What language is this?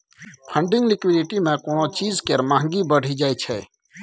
Maithili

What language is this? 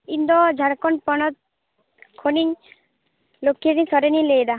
Santali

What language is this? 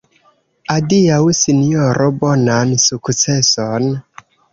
Esperanto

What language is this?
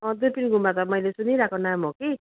Nepali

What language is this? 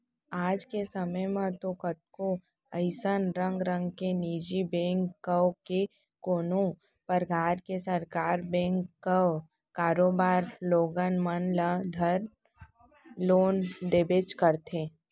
Chhattisgarhi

